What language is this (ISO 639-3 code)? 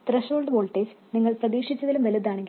mal